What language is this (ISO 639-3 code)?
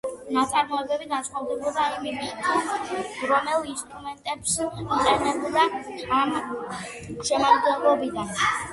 kat